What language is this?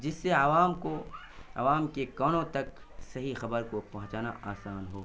Urdu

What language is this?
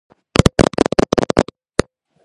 Georgian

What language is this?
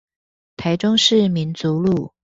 Chinese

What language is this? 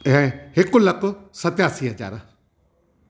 Sindhi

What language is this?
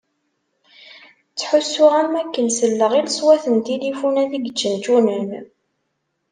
Kabyle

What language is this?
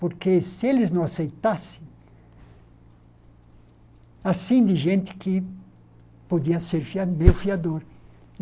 Portuguese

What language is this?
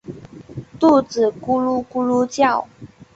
Chinese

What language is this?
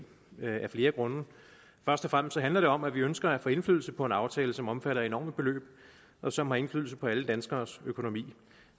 Danish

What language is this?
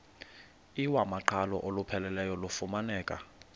Xhosa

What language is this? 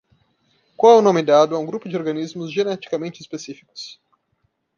Portuguese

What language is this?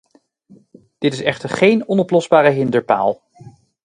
Dutch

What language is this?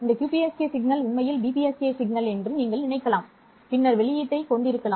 Tamil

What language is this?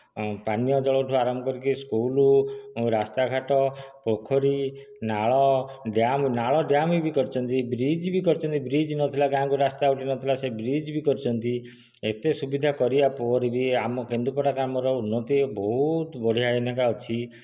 Odia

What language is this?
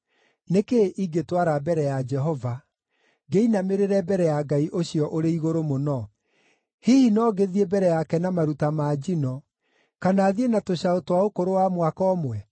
Kikuyu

